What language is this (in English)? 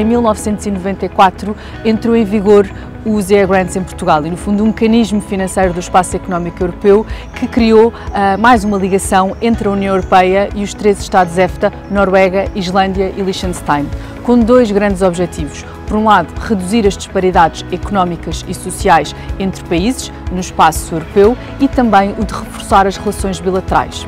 Portuguese